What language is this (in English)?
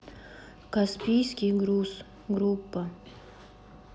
Russian